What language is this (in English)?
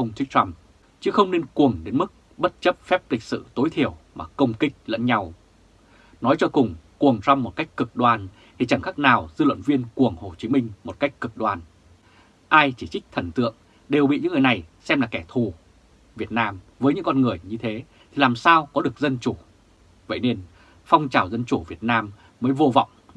Vietnamese